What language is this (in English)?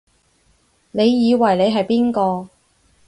Cantonese